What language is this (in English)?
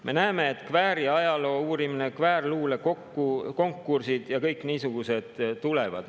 Estonian